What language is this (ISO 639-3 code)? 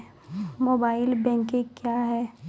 mai